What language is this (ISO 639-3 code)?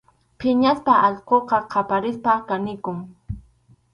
qxu